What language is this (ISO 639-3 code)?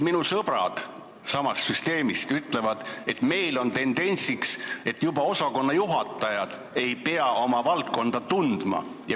est